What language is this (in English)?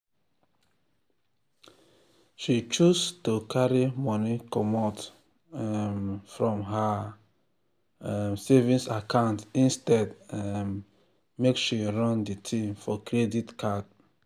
Nigerian Pidgin